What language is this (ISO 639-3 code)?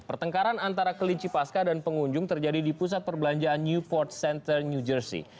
ind